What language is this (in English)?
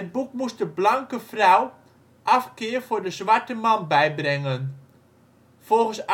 Dutch